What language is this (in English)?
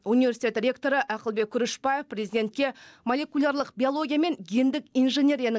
Kazakh